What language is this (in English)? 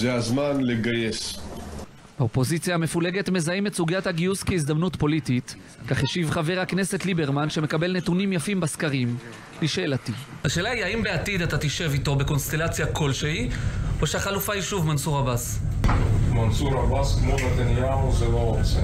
Hebrew